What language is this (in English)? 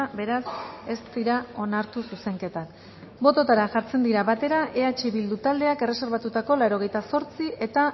Basque